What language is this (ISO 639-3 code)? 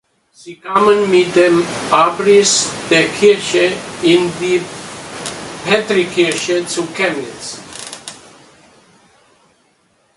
deu